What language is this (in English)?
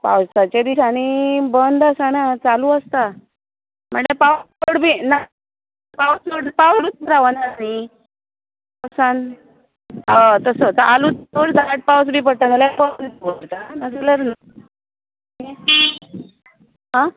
Konkani